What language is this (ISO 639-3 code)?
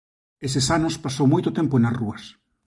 glg